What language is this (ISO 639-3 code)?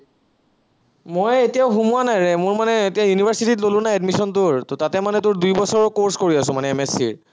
asm